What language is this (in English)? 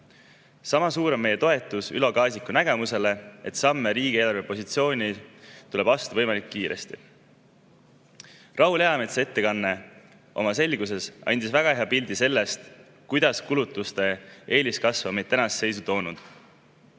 Estonian